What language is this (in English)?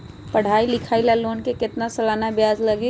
Magahi